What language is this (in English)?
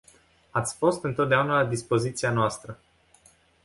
Romanian